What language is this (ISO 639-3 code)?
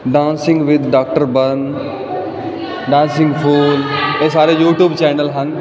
pan